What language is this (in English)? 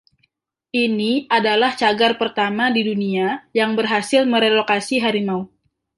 Indonesian